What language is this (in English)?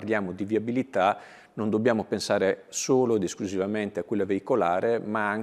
Italian